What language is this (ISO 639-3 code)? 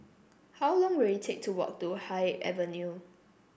eng